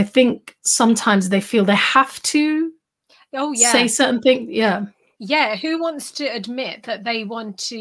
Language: English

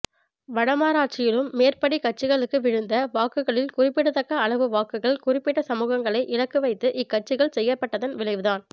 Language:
Tamil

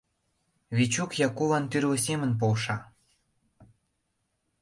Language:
Mari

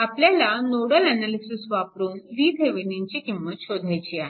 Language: Marathi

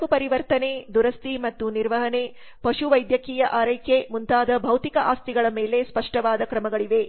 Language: Kannada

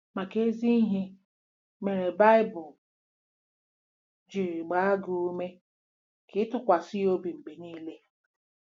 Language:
Igbo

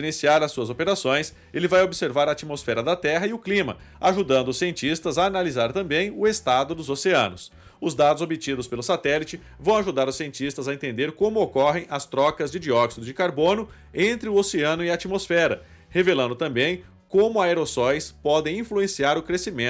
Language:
Portuguese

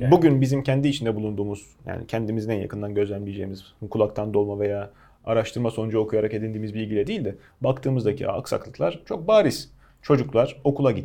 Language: Turkish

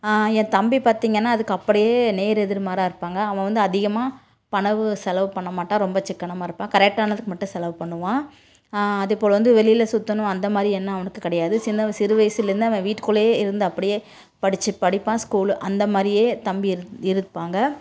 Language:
Tamil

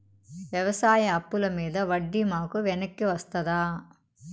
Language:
Telugu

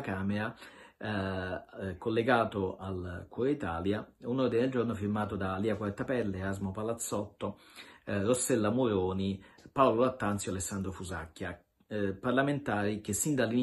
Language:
Italian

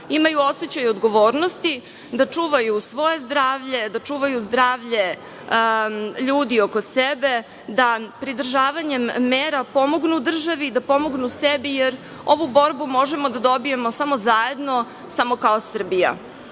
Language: Serbian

